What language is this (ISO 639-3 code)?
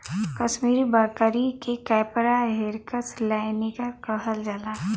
bho